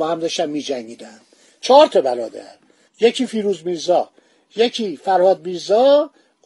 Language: Persian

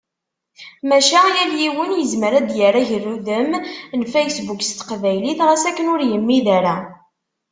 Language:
Kabyle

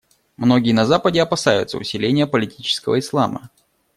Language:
Russian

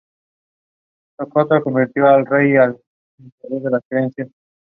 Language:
Spanish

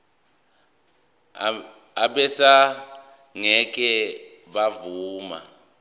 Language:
Zulu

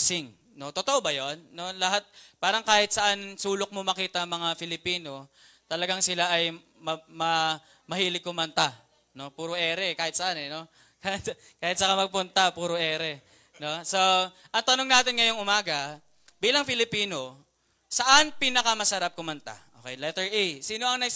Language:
Filipino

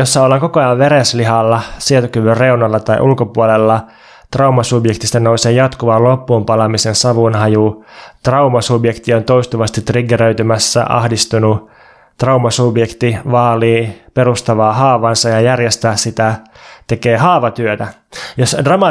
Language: Finnish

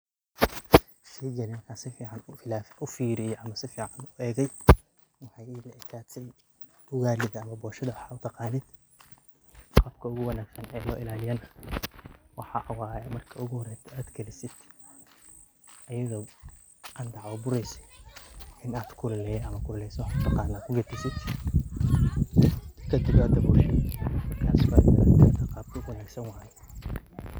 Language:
Somali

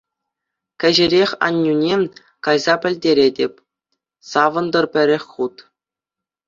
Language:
Chuvash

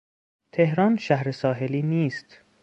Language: Persian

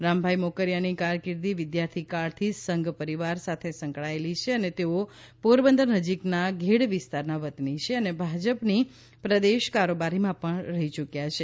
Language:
Gujarati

